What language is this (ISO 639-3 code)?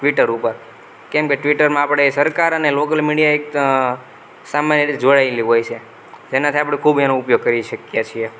guj